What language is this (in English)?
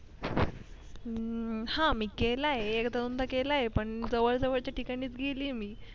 Marathi